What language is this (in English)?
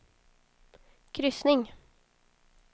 Swedish